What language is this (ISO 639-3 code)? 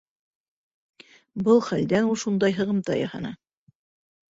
bak